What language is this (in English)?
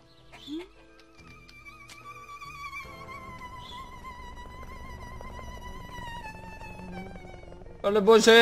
Bulgarian